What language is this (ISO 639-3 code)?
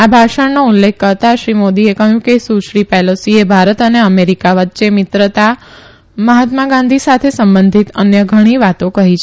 guj